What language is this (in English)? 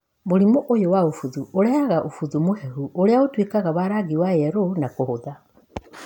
Kikuyu